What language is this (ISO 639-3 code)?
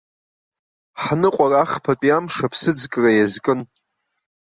abk